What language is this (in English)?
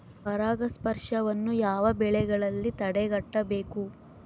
Kannada